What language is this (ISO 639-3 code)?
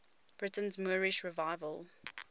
eng